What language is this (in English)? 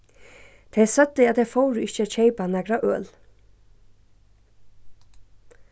Faroese